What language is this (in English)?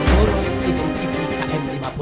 Indonesian